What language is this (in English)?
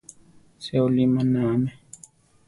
Central Tarahumara